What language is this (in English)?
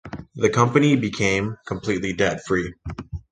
English